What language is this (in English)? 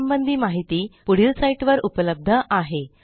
Marathi